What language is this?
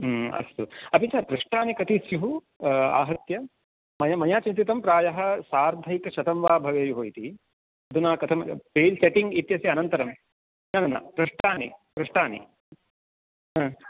Sanskrit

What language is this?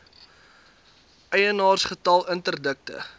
Afrikaans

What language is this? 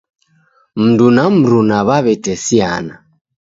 Taita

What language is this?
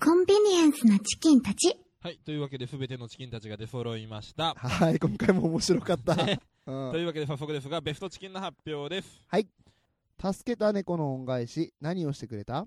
Japanese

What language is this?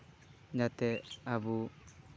Santali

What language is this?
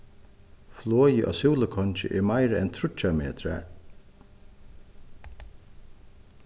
Faroese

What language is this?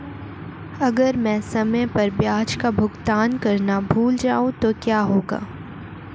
Hindi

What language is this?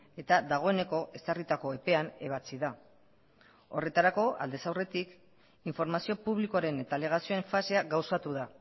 Basque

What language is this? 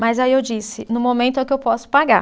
Portuguese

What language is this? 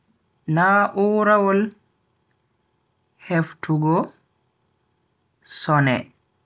Bagirmi Fulfulde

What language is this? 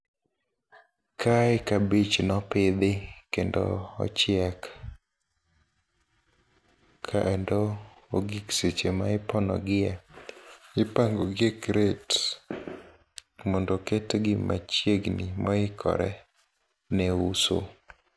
Luo (Kenya and Tanzania)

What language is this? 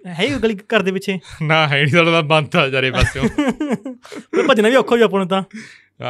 Punjabi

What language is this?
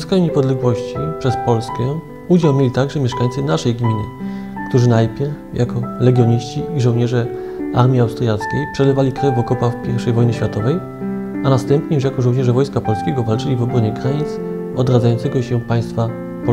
Polish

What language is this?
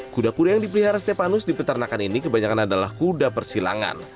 Indonesian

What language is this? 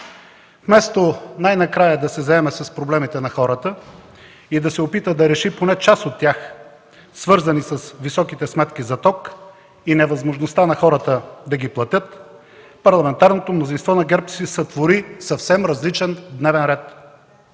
Bulgarian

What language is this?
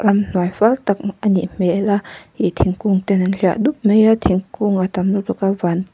Mizo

